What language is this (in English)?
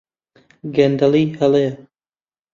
Central Kurdish